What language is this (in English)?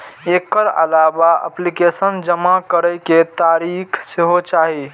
Maithili